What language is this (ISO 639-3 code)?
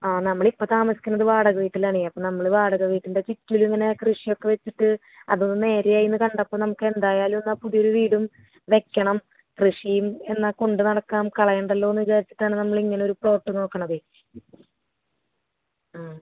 mal